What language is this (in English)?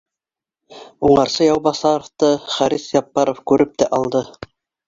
Bashkir